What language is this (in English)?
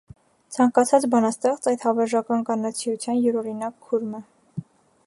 Armenian